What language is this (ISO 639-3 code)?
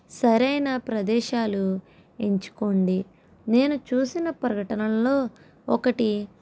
tel